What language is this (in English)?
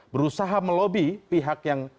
Indonesian